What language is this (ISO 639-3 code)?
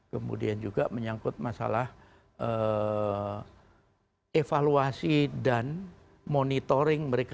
ind